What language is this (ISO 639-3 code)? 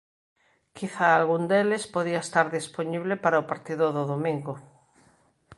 glg